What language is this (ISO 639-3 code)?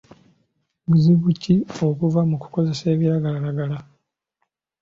lug